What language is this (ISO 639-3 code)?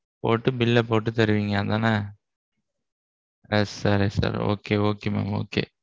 tam